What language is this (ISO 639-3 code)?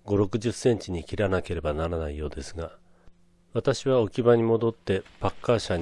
jpn